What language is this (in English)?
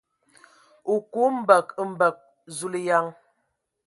Ewondo